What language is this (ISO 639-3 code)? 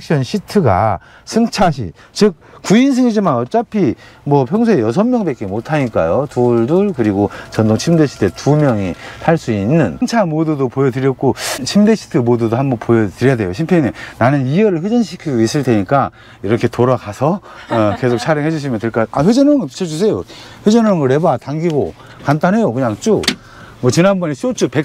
kor